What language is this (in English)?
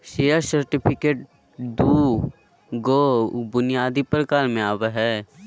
Magahi